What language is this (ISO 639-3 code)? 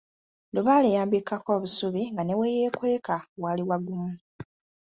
lug